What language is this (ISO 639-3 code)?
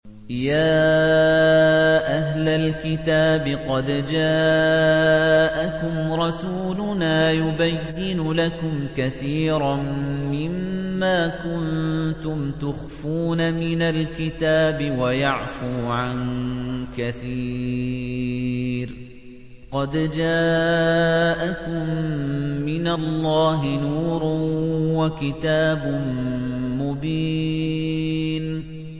ara